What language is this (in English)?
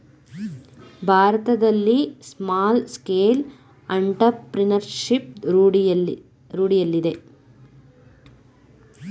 Kannada